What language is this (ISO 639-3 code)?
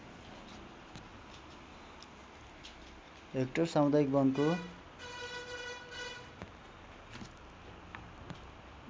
nep